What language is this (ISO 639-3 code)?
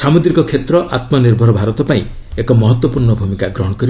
ori